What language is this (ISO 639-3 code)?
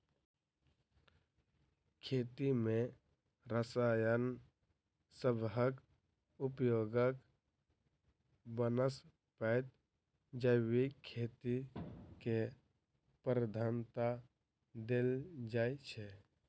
mai